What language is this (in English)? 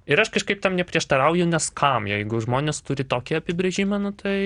Lithuanian